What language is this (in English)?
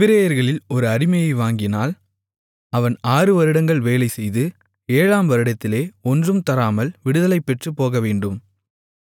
Tamil